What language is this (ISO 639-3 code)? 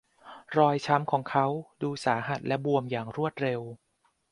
tha